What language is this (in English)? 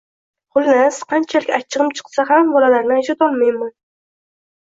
Uzbek